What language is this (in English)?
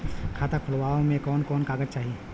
Bhojpuri